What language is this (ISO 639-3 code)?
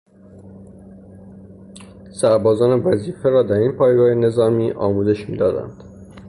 fas